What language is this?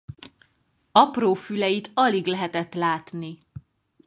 Hungarian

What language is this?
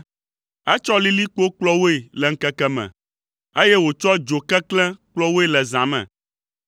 Ewe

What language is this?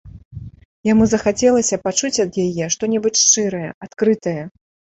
Belarusian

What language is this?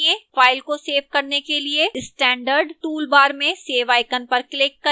Hindi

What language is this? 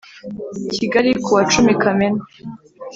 Kinyarwanda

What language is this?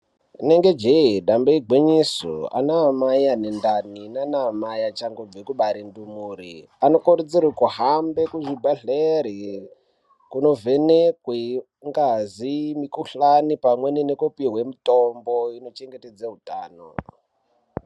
Ndau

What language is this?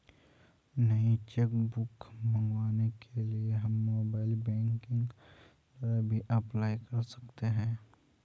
Hindi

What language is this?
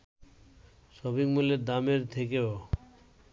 Bangla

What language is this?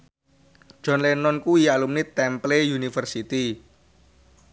Javanese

